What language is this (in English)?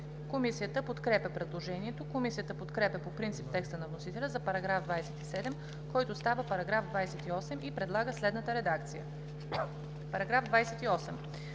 Bulgarian